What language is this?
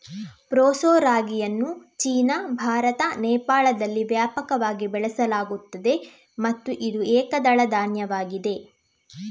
Kannada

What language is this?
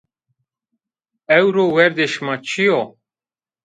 Zaza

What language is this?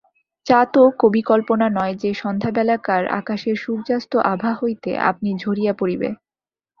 Bangla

